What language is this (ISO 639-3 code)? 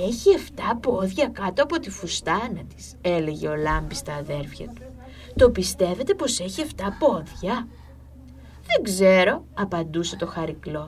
ell